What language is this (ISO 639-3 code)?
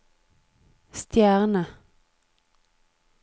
nor